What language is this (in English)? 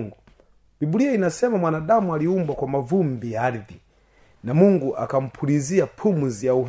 Swahili